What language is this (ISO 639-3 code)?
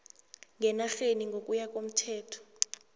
nbl